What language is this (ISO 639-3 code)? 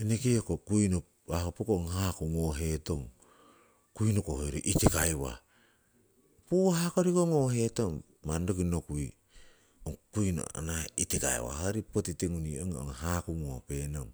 siw